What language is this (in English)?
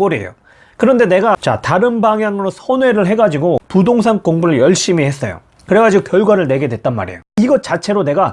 Korean